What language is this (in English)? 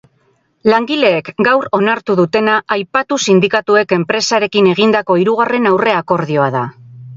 Basque